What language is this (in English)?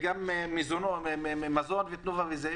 Hebrew